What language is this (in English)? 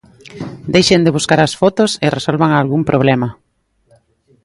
Galician